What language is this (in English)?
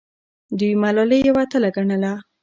Pashto